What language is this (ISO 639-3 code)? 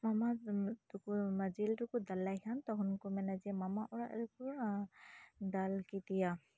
sat